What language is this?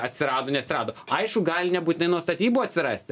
Lithuanian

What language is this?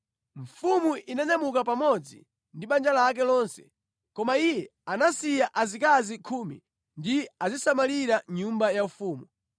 Nyanja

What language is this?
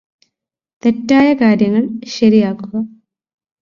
Malayalam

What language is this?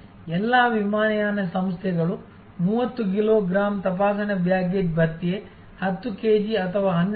Kannada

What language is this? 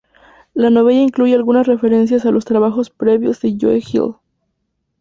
Spanish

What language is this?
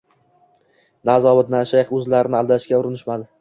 Uzbek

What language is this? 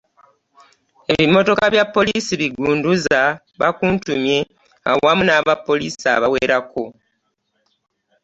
Ganda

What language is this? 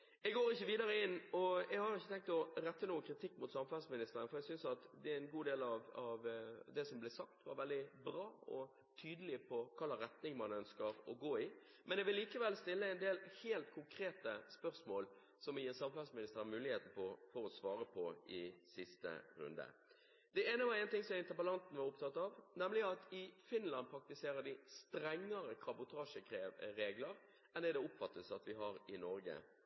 Norwegian Bokmål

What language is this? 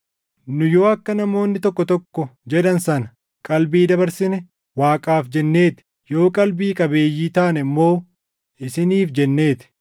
Oromo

